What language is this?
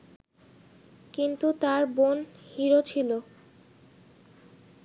Bangla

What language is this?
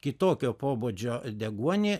Lithuanian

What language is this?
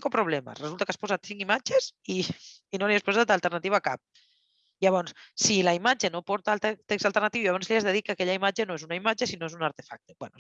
Catalan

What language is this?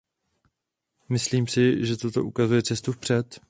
Czech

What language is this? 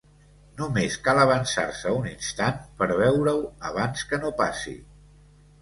Catalan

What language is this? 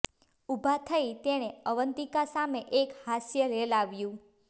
Gujarati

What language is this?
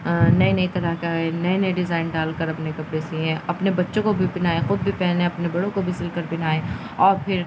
Urdu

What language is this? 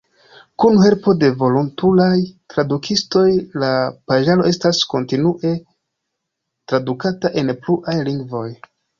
Esperanto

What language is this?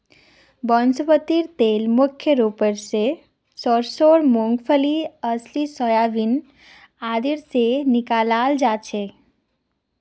Magahi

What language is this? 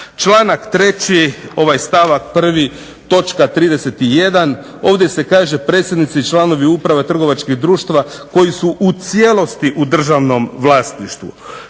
Croatian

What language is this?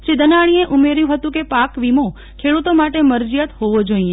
Gujarati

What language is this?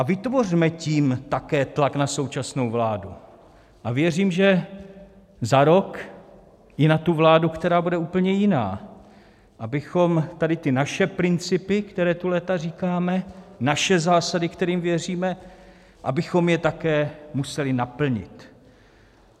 Czech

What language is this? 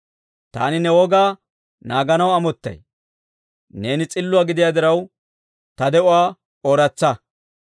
Dawro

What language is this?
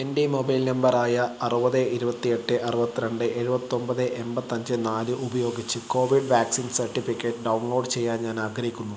Malayalam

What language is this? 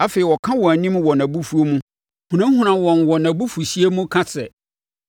Akan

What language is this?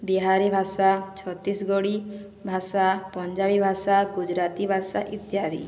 Odia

